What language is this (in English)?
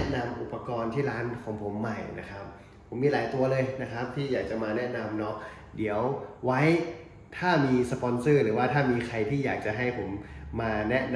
Thai